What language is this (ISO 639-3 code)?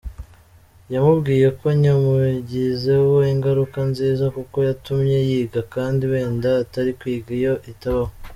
kin